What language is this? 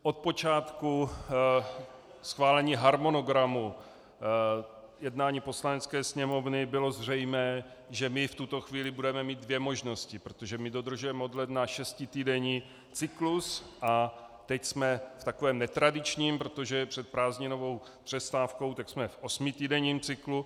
Czech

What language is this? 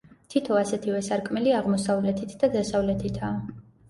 Georgian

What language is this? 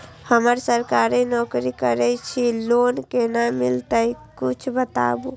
Maithili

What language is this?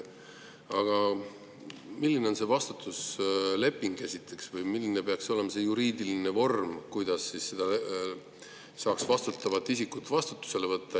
Estonian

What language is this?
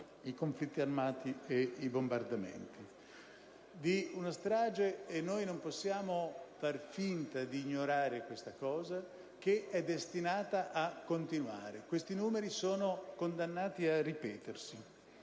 Italian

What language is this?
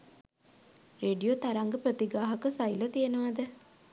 Sinhala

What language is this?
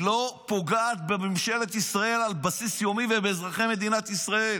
Hebrew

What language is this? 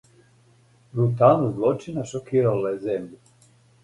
Serbian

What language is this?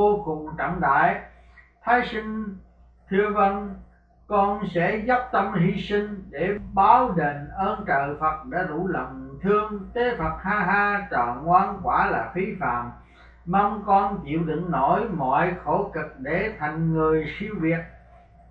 Vietnamese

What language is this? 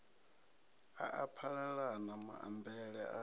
Venda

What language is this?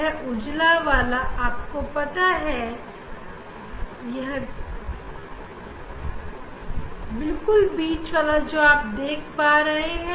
Hindi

